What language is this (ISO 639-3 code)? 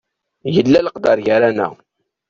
kab